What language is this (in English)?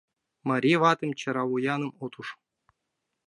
Mari